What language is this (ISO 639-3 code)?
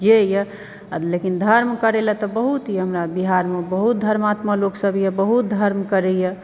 mai